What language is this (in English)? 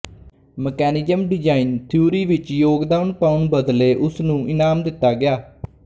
Punjabi